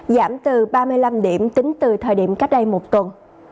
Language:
Vietnamese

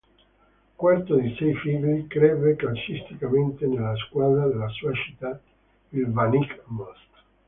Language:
Italian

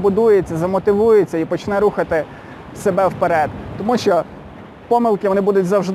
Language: Ukrainian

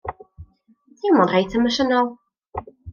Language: Welsh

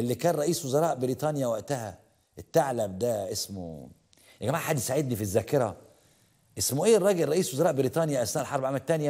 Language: Arabic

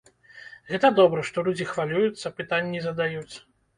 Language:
Belarusian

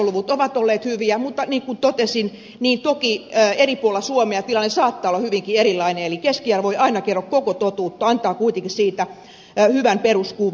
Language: Finnish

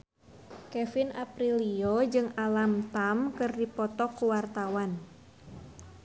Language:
Sundanese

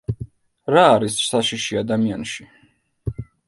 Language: Georgian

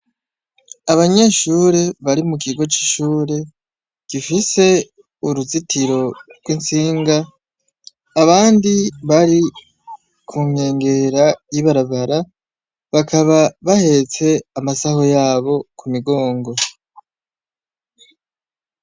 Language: Rundi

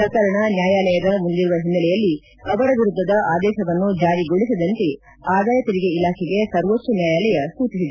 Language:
Kannada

